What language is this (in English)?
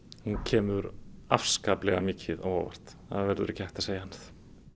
Icelandic